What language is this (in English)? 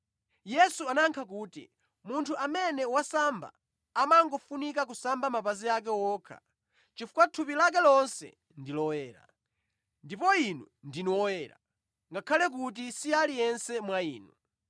Nyanja